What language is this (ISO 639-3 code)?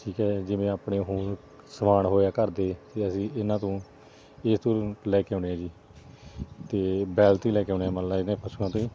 pan